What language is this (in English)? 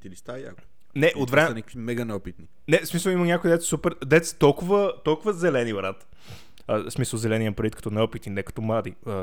Bulgarian